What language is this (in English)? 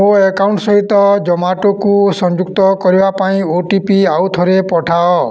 Odia